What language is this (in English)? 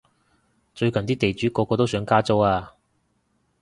Cantonese